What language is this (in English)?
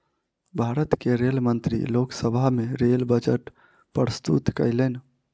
Maithili